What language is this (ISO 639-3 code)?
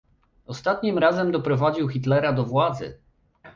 pol